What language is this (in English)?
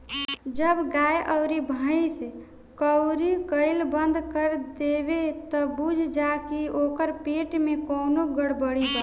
Bhojpuri